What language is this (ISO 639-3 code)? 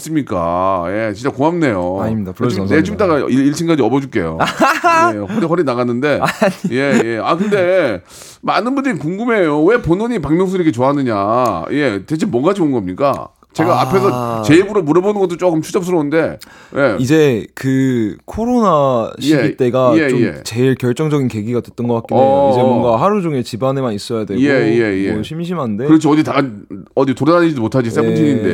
kor